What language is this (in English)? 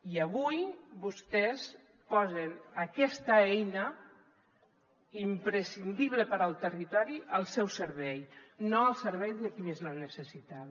Catalan